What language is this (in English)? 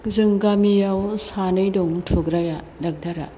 Bodo